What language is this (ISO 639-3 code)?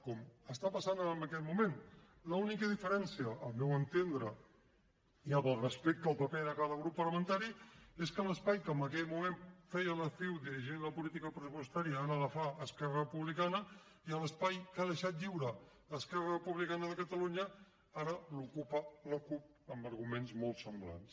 cat